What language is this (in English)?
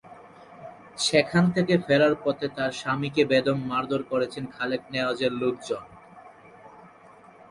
Bangla